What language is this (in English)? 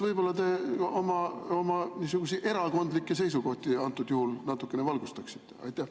Estonian